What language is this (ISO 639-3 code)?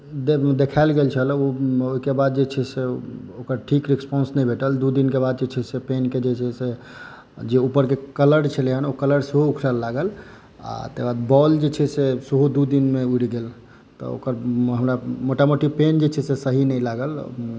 mai